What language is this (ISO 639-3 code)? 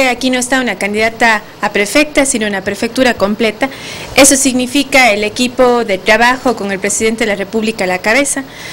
spa